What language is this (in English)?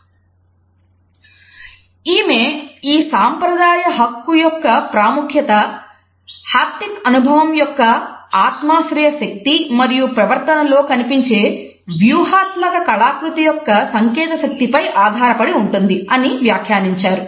Telugu